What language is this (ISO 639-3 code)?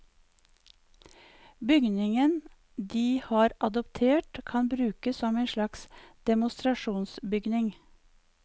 nor